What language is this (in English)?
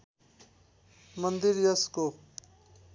Nepali